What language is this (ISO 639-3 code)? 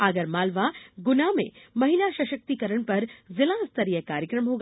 hin